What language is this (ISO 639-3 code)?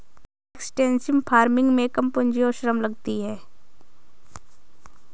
hin